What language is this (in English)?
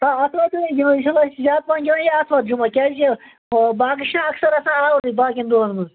Kashmiri